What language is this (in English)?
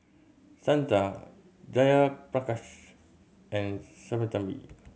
English